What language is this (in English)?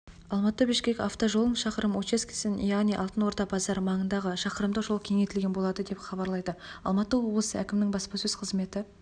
Kazakh